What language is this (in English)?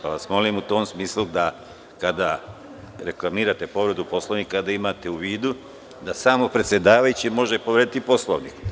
Serbian